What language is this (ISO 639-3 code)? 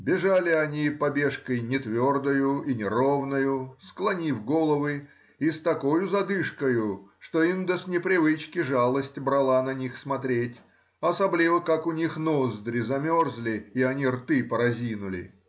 rus